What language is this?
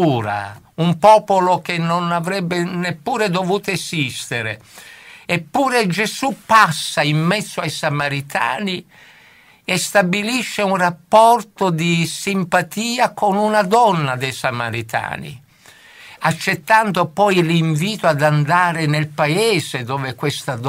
Italian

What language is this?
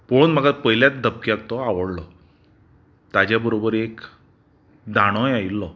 Konkani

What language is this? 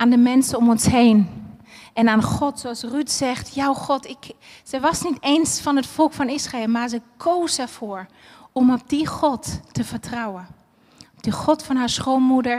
Dutch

